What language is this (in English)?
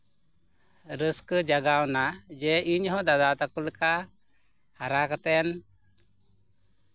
Santali